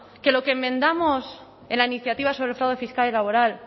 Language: Spanish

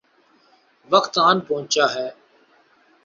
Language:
Urdu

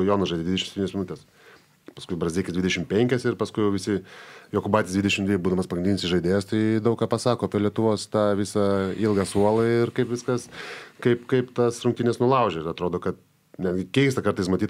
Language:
Lithuanian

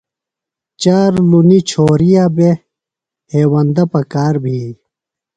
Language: Phalura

